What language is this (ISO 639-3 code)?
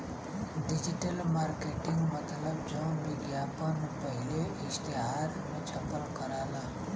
bho